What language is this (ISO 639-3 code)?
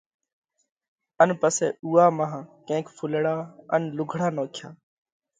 kvx